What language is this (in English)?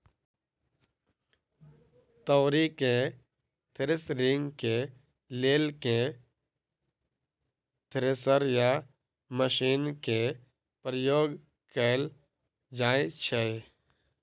Maithili